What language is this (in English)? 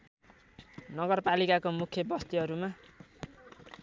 Nepali